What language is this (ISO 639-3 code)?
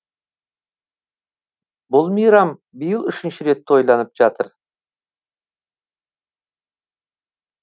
kaz